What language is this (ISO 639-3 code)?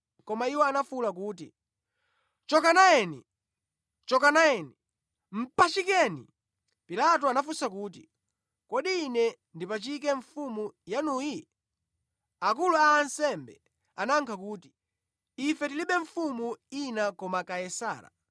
nya